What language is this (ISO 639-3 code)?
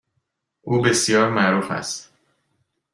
fas